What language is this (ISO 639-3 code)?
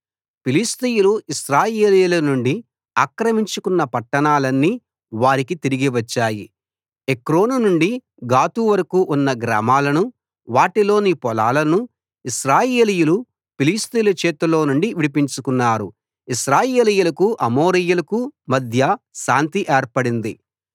tel